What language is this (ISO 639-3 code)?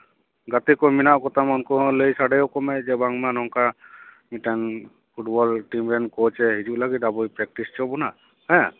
sat